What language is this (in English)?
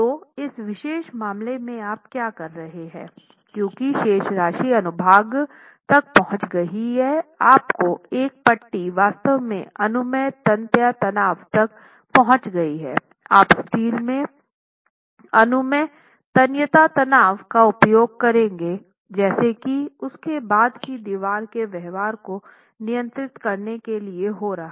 Hindi